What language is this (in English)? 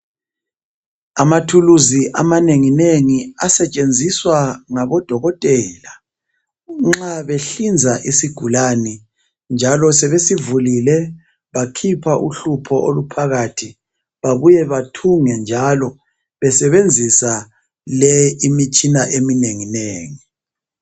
North Ndebele